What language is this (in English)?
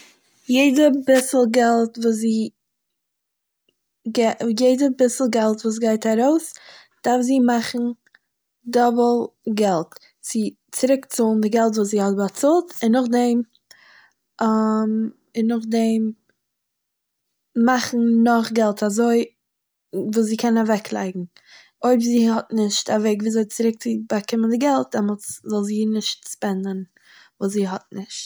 Yiddish